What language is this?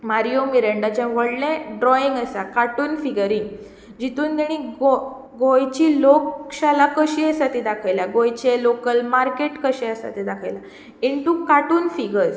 Konkani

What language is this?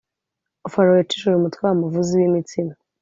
Kinyarwanda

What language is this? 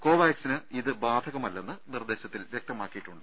Malayalam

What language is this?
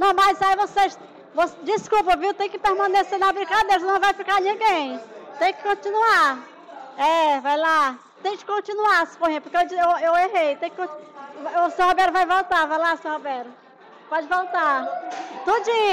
Portuguese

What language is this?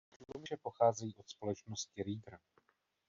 Czech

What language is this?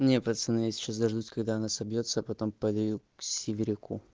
Russian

